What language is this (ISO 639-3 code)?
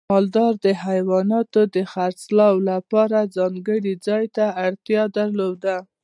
pus